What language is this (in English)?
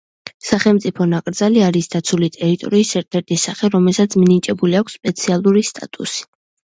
Georgian